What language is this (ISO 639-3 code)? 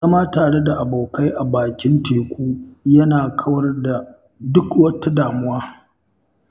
hau